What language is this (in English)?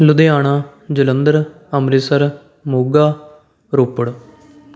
Punjabi